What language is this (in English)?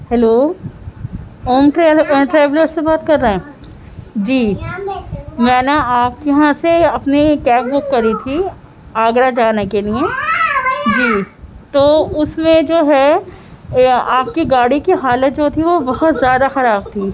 Urdu